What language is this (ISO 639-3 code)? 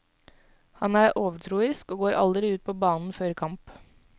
nor